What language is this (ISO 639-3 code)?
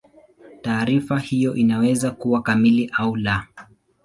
swa